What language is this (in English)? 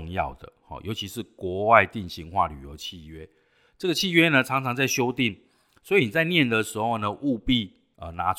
Chinese